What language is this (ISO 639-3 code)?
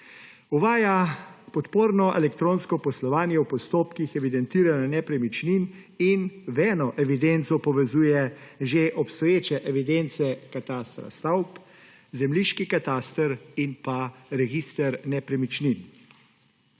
slv